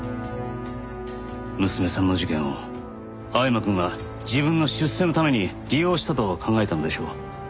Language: Japanese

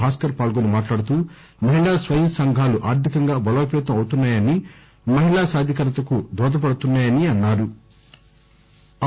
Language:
Telugu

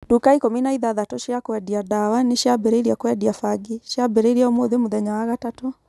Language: Kikuyu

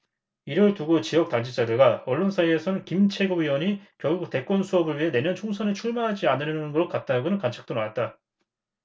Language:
Korean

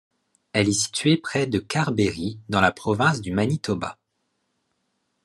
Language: French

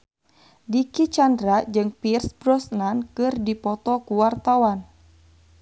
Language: Sundanese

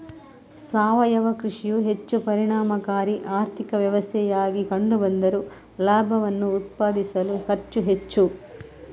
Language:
Kannada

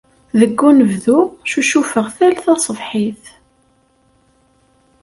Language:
Kabyle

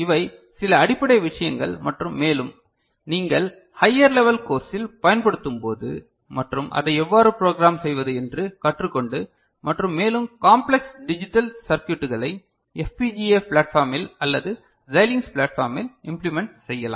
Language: Tamil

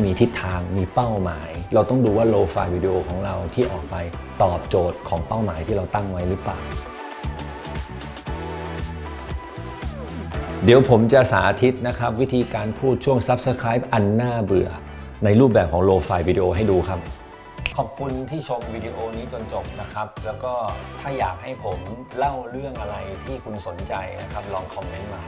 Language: Thai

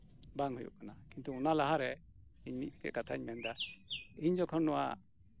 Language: Santali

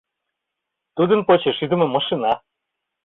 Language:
Mari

